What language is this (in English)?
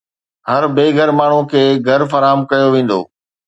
Sindhi